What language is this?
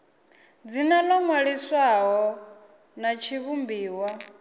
Venda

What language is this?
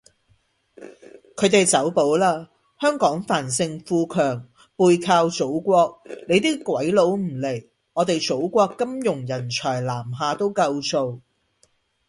Cantonese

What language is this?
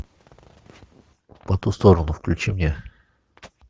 Russian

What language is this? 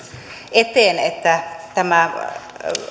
Finnish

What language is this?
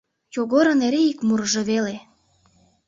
Mari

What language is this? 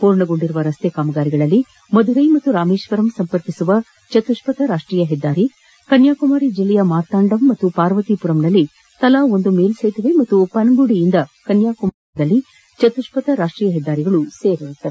Kannada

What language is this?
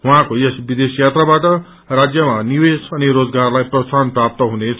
Nepali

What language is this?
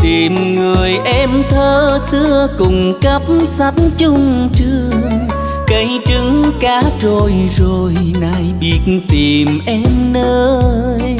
Vietnamese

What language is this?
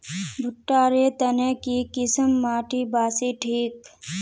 Magahi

